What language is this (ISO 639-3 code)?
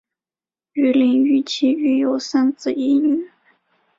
zho